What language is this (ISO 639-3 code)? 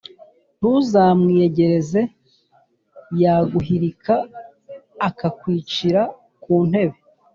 kin